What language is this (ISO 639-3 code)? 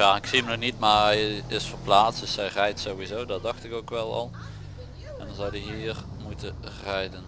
nld